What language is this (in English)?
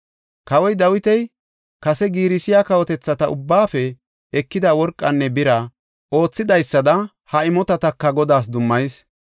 Gofa